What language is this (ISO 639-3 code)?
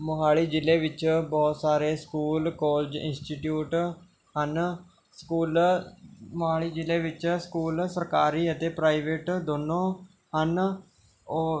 pan